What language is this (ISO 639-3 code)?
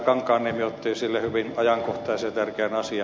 fin